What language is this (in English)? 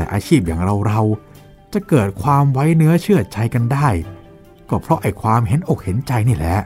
Thai